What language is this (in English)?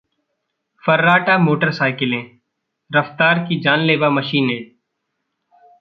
Hindi